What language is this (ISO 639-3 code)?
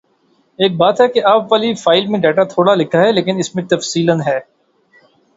urd